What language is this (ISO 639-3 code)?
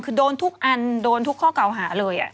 tha